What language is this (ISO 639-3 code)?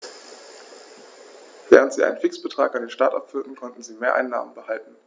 deu